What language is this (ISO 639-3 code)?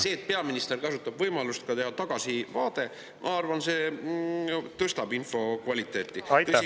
est